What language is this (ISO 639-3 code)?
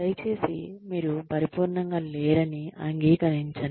tel